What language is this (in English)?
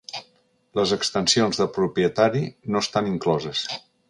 Catalan